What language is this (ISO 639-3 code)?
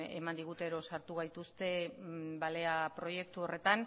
eus